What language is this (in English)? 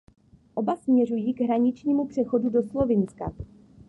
Czech